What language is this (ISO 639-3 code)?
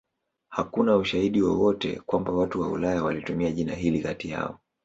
swa